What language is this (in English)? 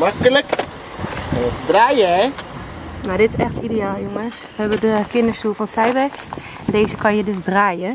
Dutch